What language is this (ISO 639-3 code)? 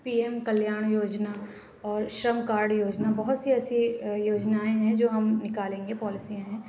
urd